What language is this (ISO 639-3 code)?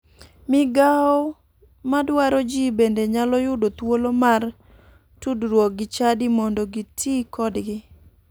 luo